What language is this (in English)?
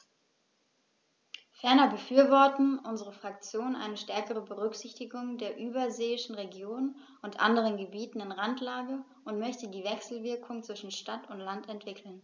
German